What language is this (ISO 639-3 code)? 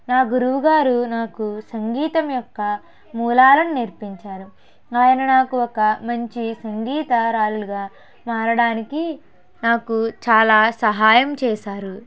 tel